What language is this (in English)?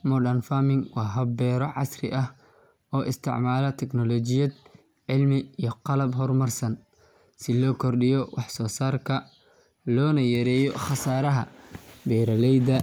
Somali